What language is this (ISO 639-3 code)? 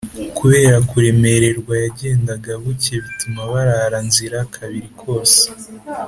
kin